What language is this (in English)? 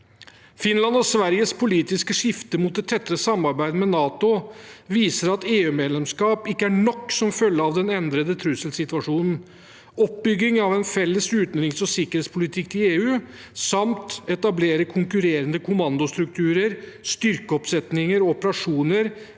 Norwegian